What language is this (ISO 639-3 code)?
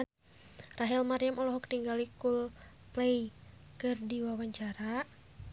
sun